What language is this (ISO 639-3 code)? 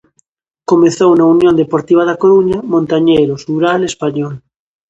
glg